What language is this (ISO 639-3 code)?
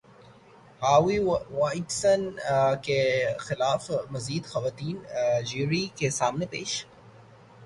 urd